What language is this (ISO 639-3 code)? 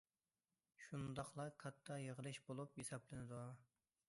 uig